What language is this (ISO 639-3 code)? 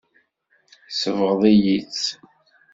kab